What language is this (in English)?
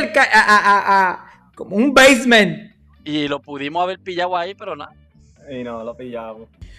Spanish